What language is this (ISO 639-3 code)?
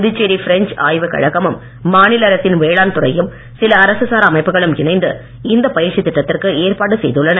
tam